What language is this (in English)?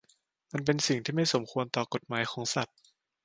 Thai